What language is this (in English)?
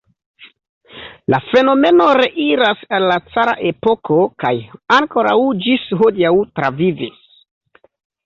Esperanto